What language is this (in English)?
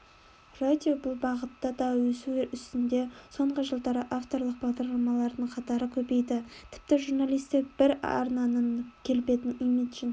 Kazakh